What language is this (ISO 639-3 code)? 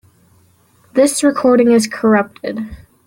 eng